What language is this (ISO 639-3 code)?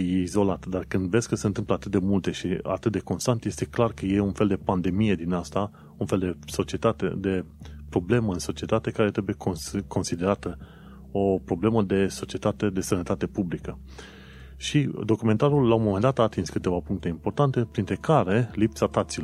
ron